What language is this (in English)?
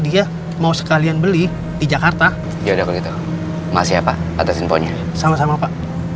Indonesian